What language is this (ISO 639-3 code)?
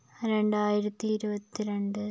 mal